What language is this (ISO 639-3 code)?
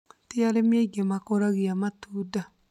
kik